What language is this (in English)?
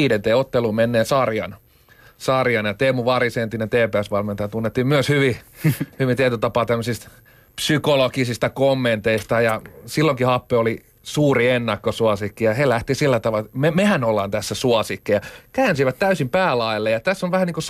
Finnish